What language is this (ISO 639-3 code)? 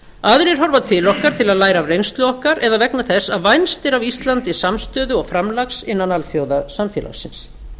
isl